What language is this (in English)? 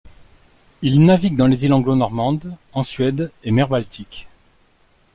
French